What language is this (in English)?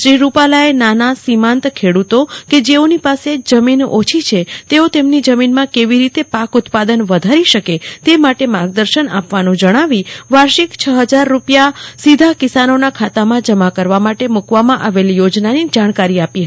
Gujarati